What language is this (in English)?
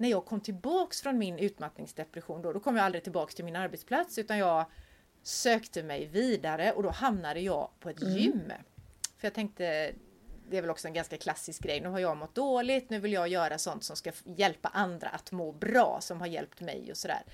Swedish